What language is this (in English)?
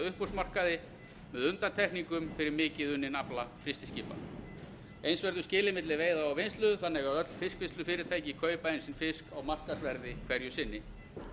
Icelandic